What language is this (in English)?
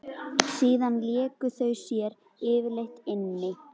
Icelandic